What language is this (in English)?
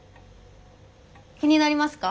Japanese